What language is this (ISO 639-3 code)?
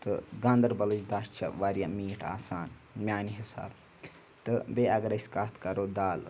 kas